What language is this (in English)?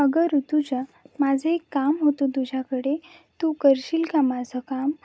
Marathi